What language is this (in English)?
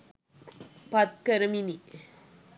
Sinhala